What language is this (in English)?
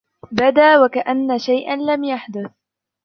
Arabic